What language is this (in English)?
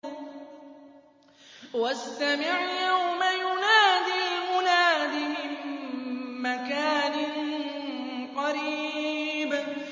Arabic